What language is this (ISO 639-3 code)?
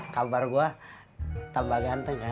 ind